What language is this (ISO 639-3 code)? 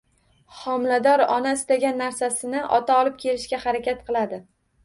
uzb